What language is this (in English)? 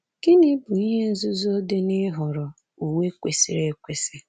Igbo